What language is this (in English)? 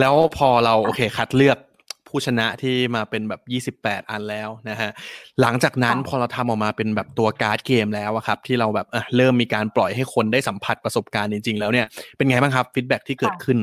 Thai